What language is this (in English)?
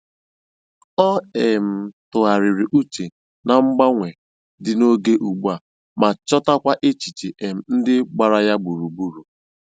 Igbo